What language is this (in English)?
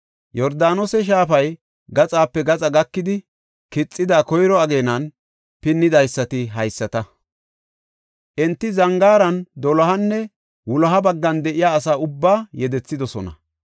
Gofa